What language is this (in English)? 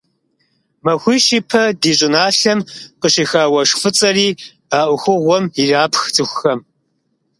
Kabardian